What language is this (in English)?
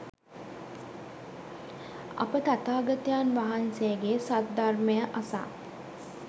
Sinhala